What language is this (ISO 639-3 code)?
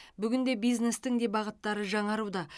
kaz